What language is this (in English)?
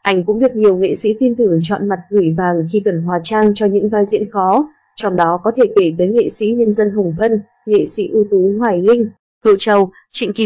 Vietnamese